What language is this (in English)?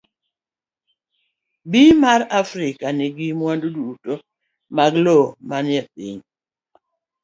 Luo (Kenya and Tanzania)